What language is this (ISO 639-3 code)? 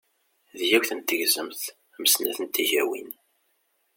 kab